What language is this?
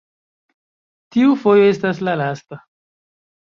Esperanto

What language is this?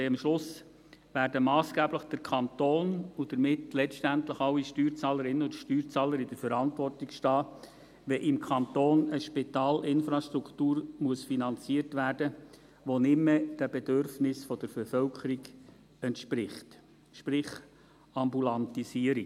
Swiss German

